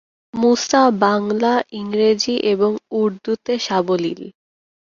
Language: Bangla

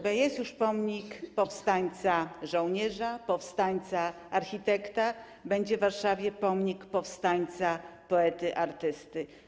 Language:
Polish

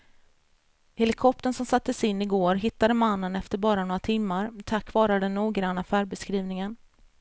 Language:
Swedish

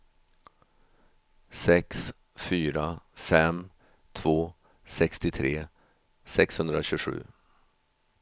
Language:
Swedish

